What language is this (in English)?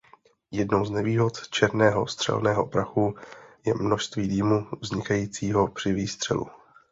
Czech